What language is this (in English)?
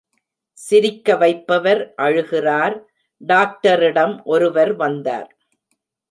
Tamil